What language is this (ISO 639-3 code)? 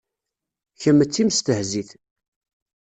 kab